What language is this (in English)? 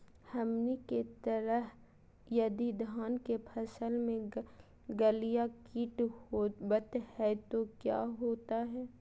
Magahi